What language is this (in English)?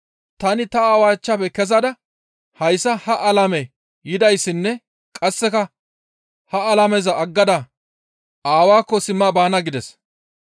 Gamo